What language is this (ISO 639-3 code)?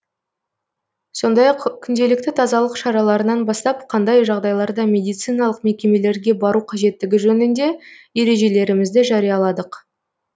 kaz